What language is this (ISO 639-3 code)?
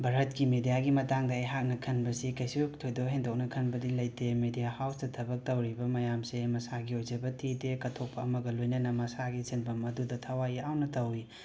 mni